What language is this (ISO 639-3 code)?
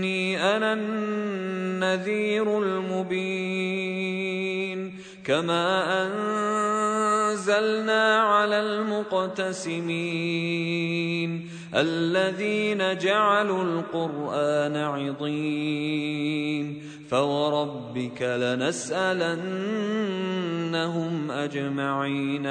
ara